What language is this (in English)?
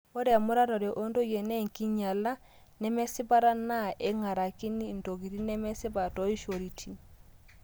Masai